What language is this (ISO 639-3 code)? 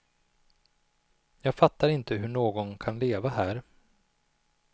swe